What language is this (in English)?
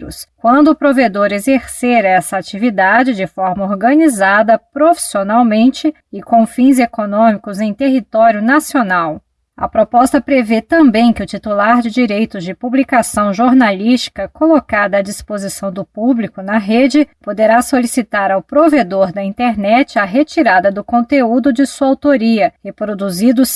Portuguese